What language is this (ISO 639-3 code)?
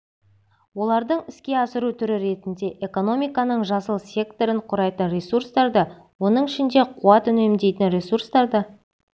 kaz